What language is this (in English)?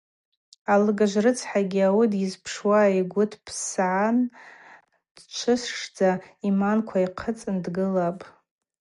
Abaza